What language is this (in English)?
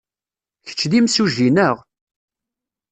Kabyle